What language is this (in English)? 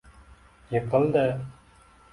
Uzbek